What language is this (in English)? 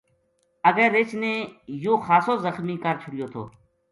Gujari